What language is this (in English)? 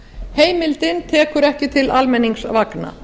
Icelandic